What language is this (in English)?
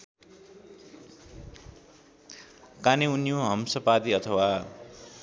Nepali